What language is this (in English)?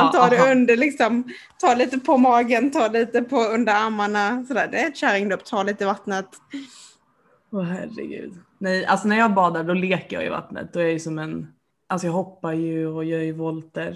Swedish